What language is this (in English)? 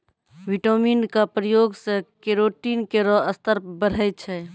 Maithili